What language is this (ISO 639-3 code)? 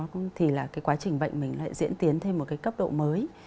vie